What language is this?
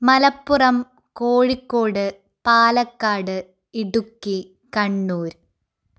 Malayalam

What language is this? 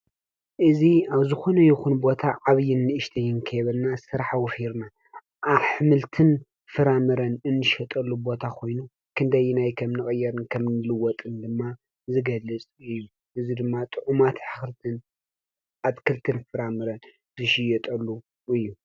Tigrinya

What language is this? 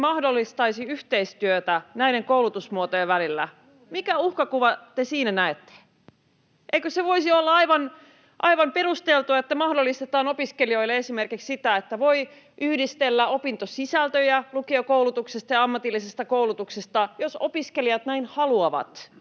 Finnish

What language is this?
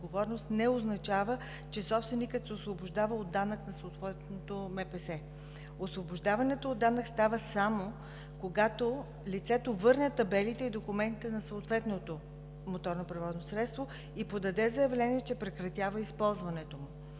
Bulgarian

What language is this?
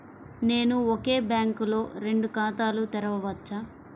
Telugu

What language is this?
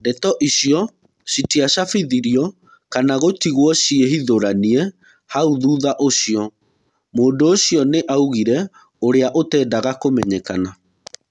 Kikuyu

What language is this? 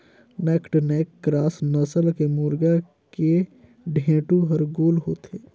Chhattisgarhi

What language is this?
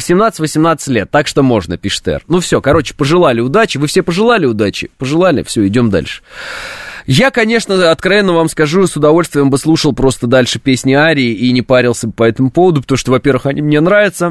Russian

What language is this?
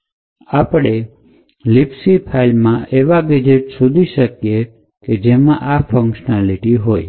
Gujarati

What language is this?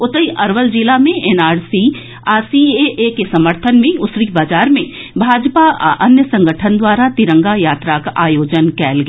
Maithili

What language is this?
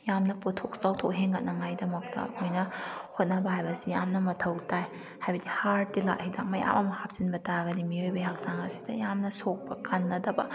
Manipuri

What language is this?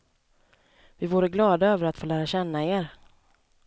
Swedish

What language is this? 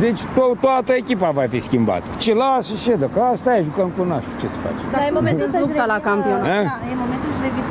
Romanian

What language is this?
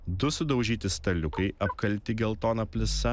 Lithuanian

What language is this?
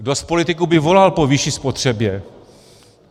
Czech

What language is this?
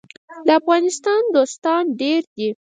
Pashto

